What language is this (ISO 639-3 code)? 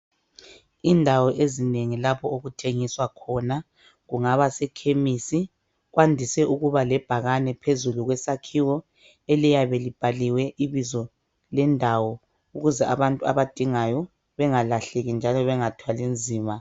nde